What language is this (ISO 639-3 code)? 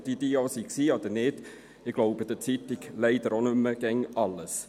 gsw